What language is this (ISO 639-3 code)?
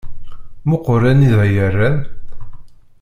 kab